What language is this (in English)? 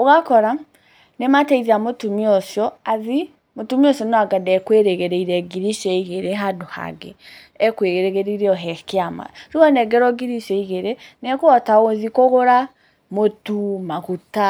Kikuyu